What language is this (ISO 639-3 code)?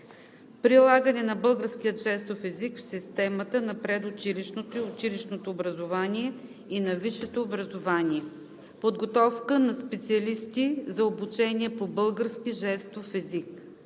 bul